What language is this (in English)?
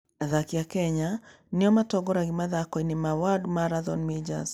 Kikuyu